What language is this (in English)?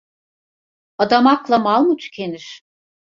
Turkish